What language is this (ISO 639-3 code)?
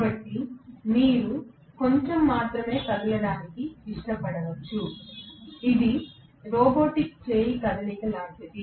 tel